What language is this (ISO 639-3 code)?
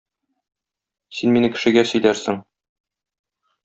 tat